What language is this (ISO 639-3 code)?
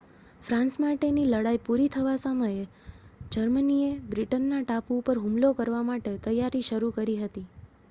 guj